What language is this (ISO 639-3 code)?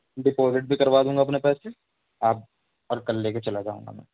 urd